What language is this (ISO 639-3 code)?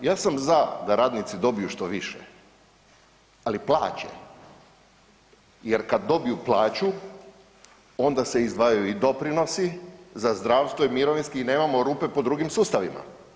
hrv